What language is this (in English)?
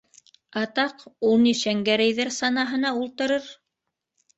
Bashkir